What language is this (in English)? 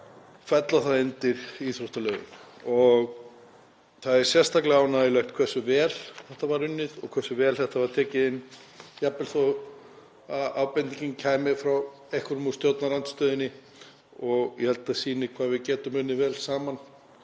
Icelandic